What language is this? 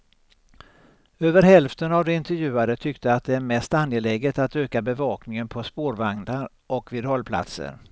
Swedish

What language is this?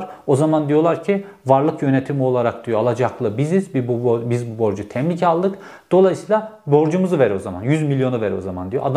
Turkish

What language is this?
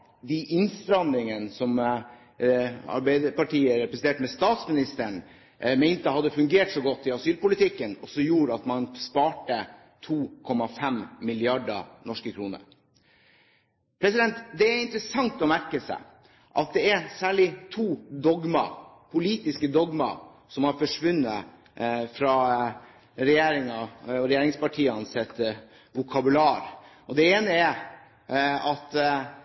Norwegian Bokmål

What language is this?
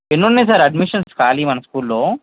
Telugu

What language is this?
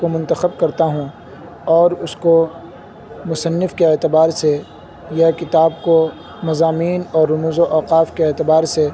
Urdu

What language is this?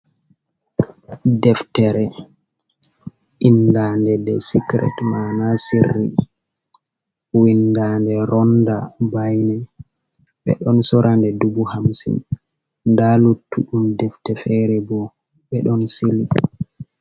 Fula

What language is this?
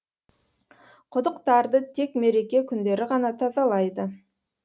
Kazakh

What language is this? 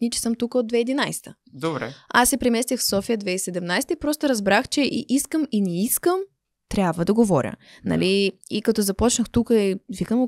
Bulgarian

